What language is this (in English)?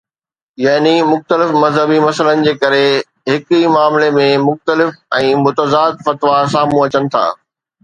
Sindhi